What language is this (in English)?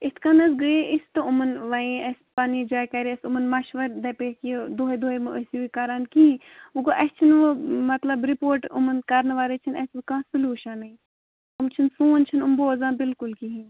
Kashmiri